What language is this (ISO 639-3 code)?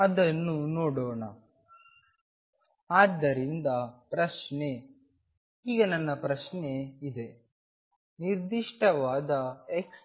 kan